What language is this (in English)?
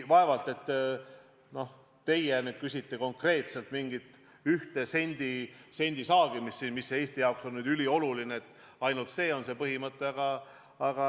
Estonian